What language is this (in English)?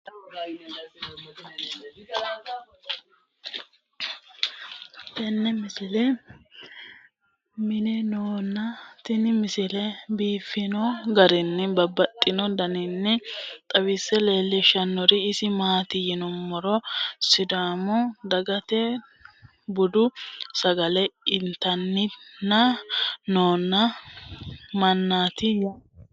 Sidamo